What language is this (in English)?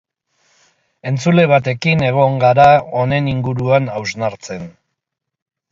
Basque